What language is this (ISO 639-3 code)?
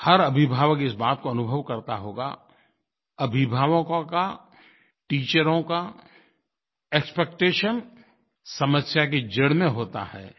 hin